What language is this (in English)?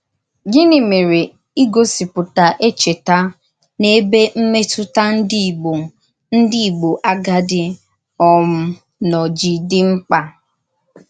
Igbo